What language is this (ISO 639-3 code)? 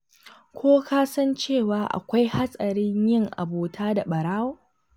hau